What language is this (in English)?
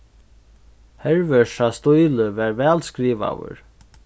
Faroese